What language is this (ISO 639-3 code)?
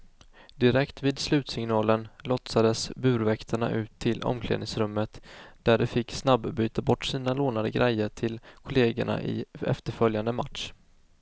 swe